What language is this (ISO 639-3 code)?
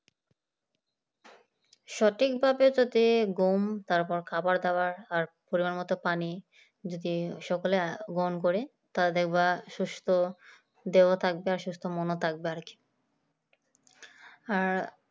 ben